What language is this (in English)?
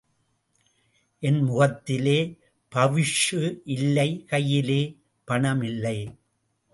Tamil